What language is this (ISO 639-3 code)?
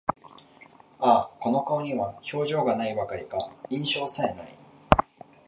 jpn